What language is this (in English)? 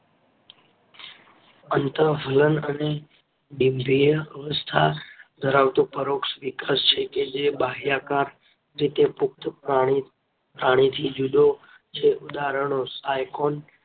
Gujarati